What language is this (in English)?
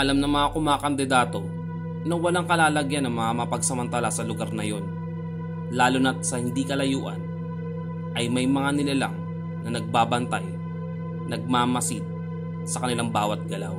Filipino